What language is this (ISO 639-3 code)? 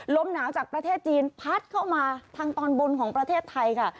tha